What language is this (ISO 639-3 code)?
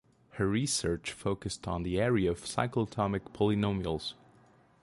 eng